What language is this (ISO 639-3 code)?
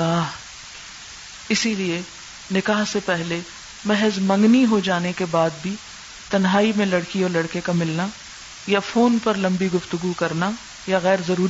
urd